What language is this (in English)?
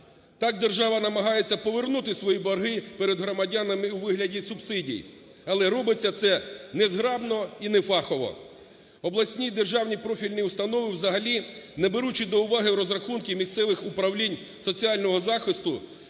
Ukrainian